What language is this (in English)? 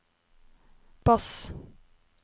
Norwegian